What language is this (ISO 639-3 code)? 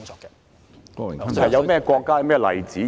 yue